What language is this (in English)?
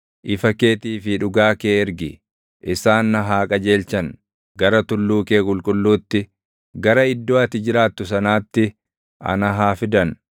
Oromo